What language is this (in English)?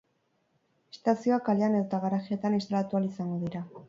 Basque